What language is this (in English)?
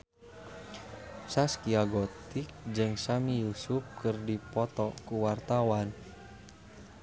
Sundanese